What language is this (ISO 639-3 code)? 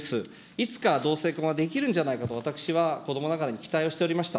jpn